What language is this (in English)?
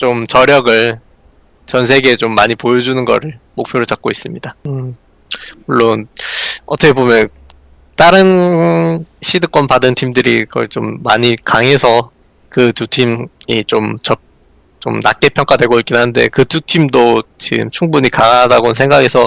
Korean